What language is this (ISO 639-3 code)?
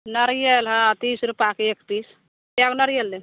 mai